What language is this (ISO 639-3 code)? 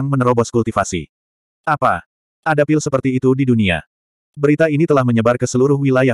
ind